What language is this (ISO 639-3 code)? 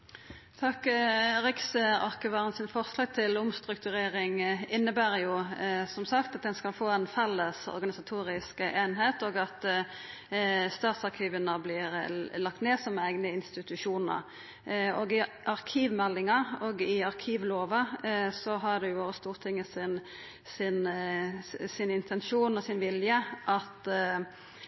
nno